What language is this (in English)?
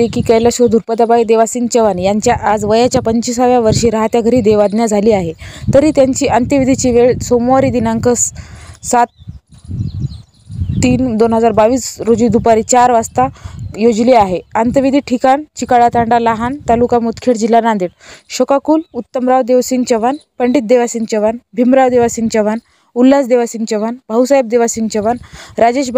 Russian